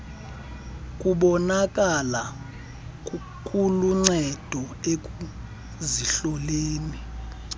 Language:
Xhosa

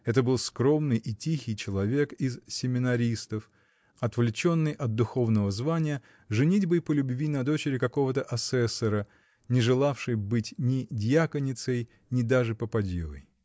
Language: Russian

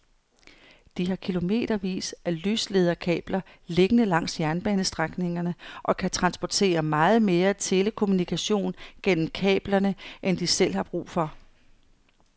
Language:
Danish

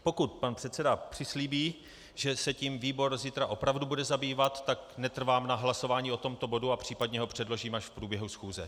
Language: Czech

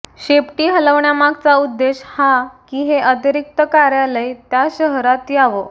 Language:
Marathi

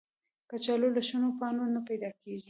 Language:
Pashto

